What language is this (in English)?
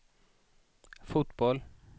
Swedish